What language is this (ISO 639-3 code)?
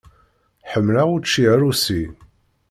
kab